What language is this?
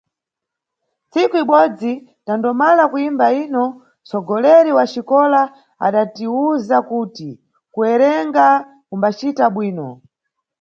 Nyungwe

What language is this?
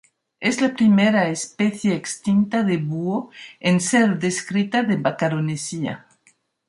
Spanish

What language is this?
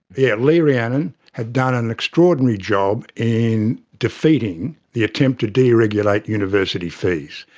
English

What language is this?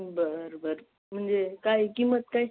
Marathi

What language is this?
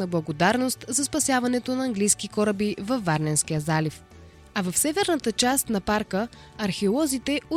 Bulgarian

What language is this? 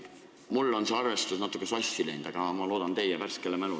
Estonian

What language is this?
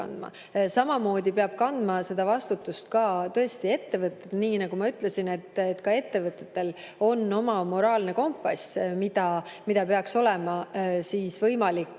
Estonian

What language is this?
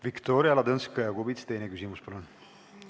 Estonian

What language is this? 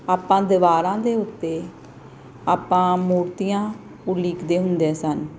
Punjabi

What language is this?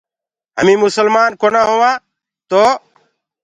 Gurgula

